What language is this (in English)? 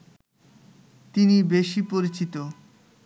Bangla